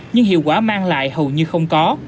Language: Vietnamese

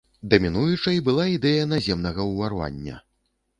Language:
Belarusian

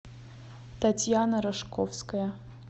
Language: Russian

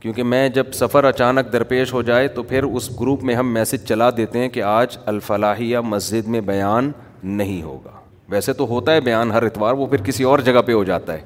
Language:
Urdu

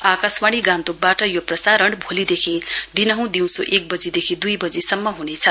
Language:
Nepali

